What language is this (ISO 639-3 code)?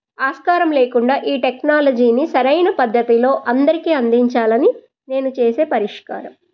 tel